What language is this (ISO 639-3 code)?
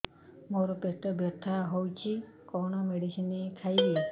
ori